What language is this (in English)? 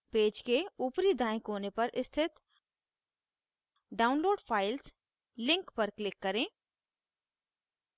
Hindi